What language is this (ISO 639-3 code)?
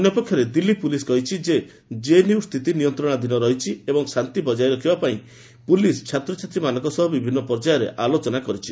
ori